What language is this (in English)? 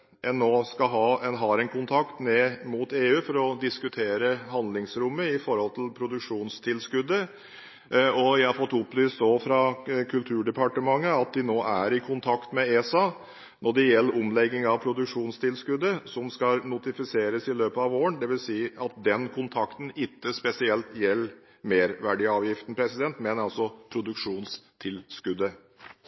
Norwegian Bokmål